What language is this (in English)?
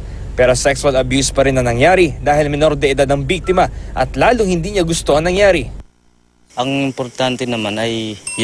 Filipino